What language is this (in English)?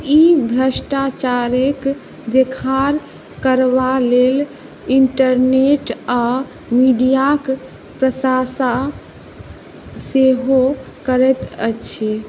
Maithili